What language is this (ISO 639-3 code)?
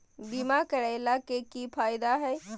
mag